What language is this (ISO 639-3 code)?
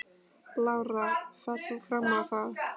isl